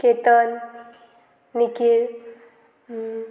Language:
Konkani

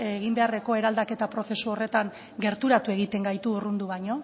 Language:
Basque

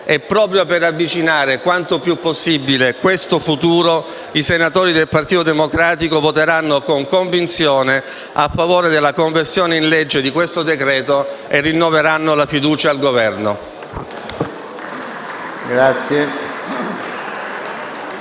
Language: Italian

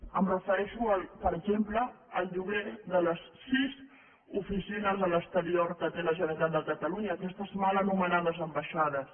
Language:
Catalan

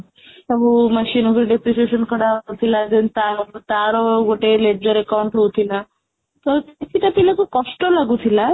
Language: Odia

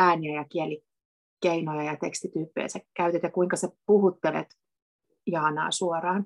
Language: Finnish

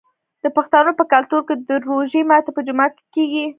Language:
Pashto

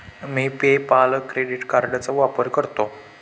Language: Marathi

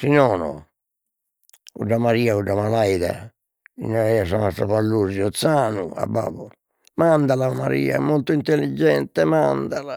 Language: Sardinian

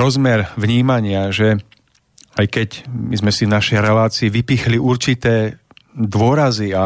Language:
Slovak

